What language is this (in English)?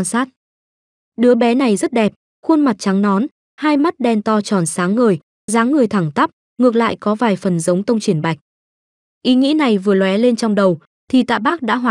Vietnamese